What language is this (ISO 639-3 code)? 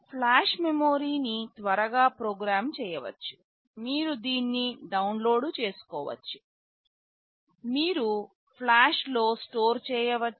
tel